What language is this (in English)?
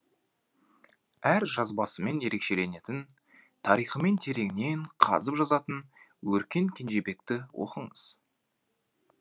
Kazakh